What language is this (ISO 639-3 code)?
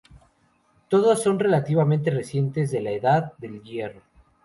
spa